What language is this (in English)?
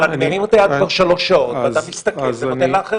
Hebrew